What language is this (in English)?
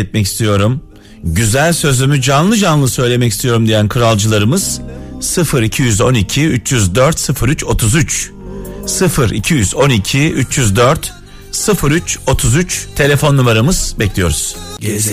Turkish